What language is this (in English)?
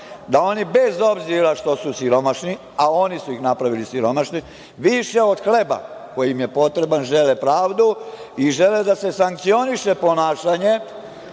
Serbian